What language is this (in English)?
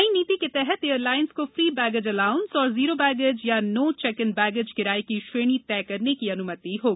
Hindi